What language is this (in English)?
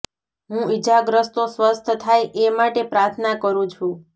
Gujarati